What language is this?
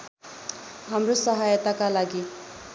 Nepali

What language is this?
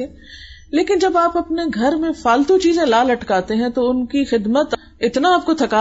Urdu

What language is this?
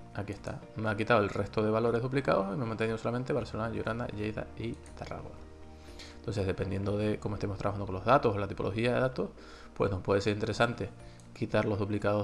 Spanish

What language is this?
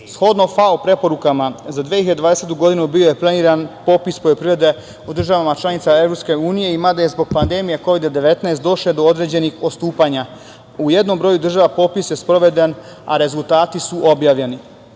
Serbian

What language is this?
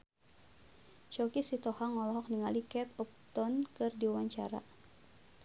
Sundanese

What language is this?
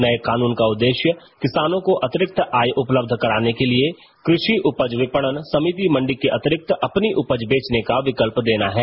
Hindi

